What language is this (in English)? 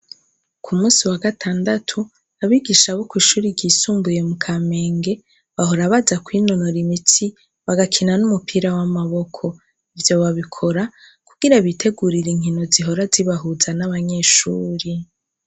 Rundi